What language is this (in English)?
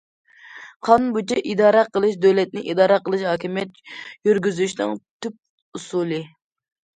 Uyghur